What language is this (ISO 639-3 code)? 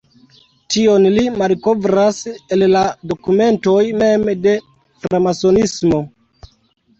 epo